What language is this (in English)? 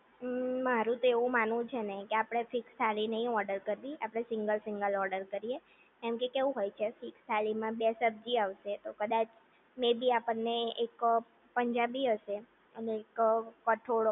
Gujarati